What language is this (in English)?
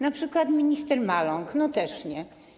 Polish